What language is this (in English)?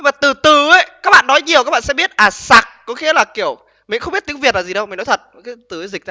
Vietnamese